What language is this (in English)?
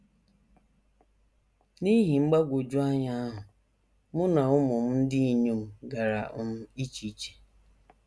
Igbo